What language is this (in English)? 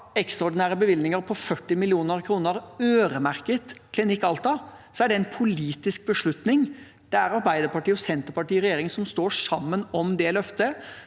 Norwegian